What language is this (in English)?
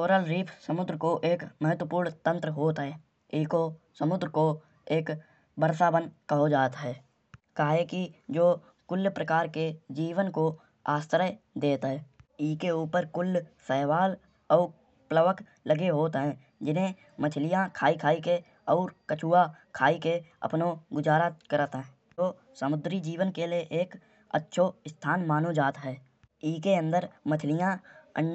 Kanauji